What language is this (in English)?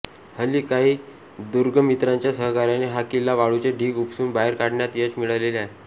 Marathi